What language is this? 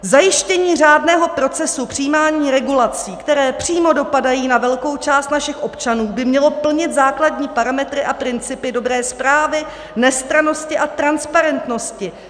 Czech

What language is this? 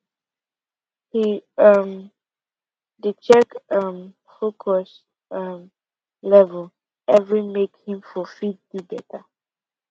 Nigerian Pidgin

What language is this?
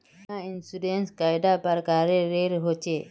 Magahi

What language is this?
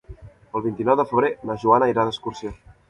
Catalan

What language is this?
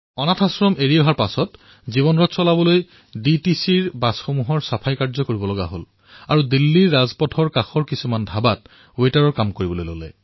Assamese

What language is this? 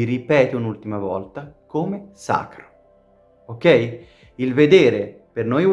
Italian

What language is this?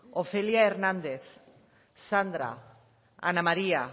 Basque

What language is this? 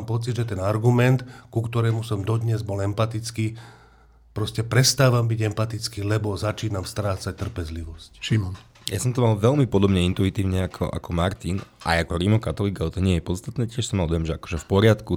Slovak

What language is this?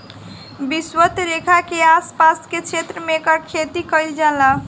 Bhojpuri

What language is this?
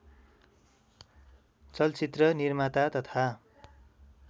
Nepali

